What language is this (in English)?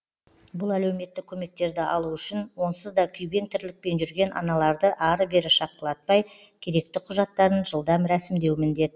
Kazakh